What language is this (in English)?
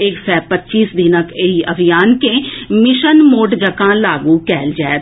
Maithili